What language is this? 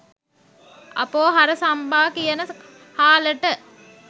Sinhala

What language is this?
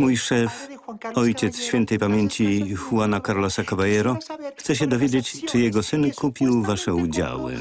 Polish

